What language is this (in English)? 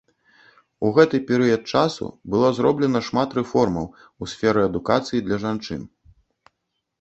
Belarusian